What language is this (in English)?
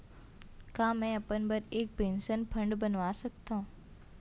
Chhattisgarhi